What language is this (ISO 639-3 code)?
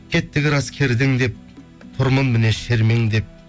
kaz